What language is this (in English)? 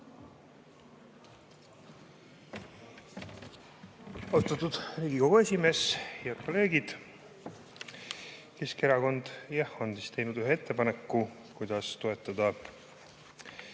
Estonian